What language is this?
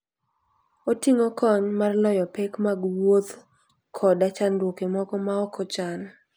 Luo (Kenya and Tanzania)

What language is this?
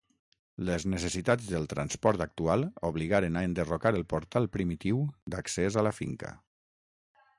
Catalan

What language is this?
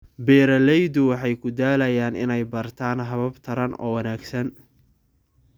Somali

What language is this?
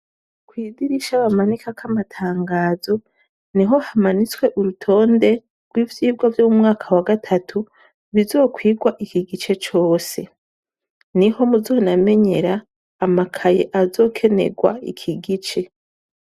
Rundi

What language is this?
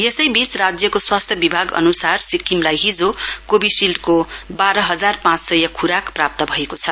Nepali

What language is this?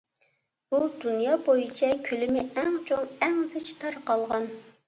Uyghur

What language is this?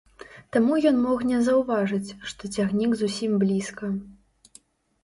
Belarusian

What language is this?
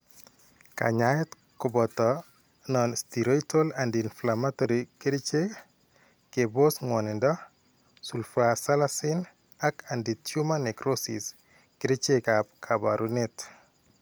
Kalenjin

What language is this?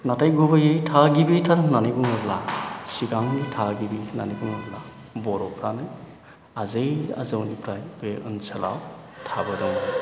Bodo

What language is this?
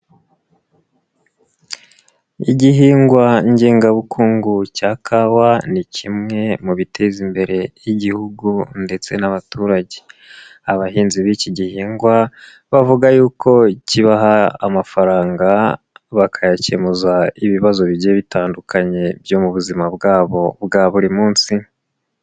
Kinyarwanda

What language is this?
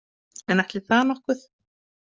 Icelandic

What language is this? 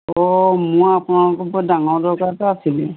Assamese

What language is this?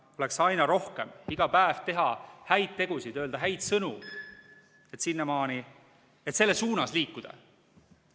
Estonian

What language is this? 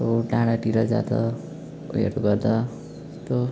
Nepali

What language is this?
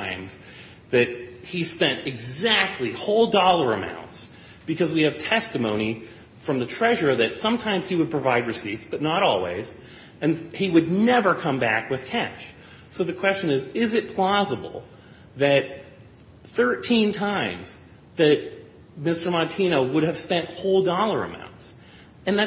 English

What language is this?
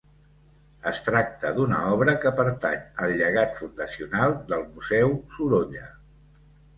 Catalan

